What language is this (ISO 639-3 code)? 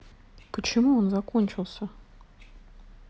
rus